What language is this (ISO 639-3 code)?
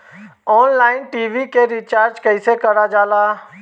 bho